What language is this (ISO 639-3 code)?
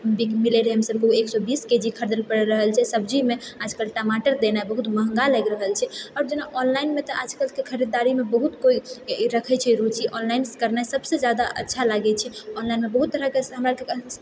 mai